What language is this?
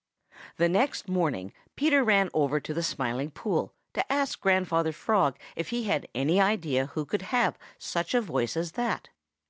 English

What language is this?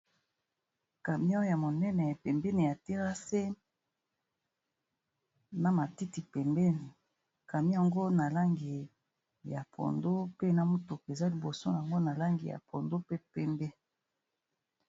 Lingala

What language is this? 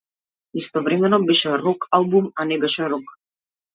Macedonian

